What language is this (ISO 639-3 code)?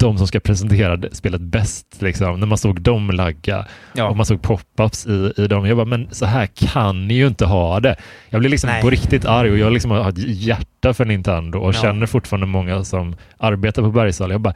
swe